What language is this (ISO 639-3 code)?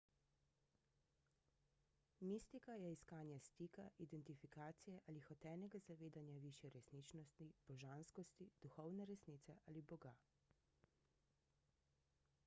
slv